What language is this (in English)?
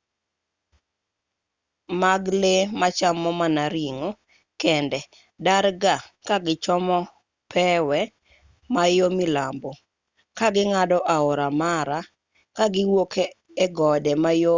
Luo (Kenya and Tanzania)